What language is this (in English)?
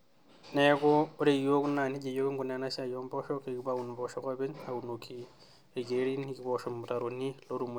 Masai